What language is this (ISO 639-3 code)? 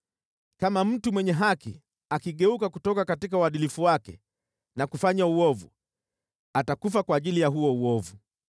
swa